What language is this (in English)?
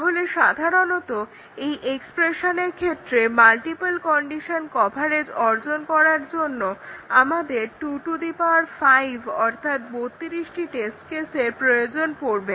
Bangla